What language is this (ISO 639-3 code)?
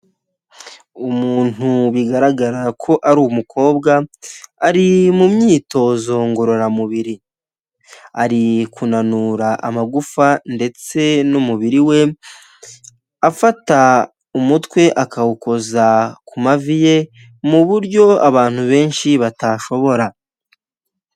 kin